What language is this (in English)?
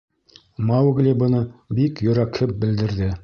Bashkir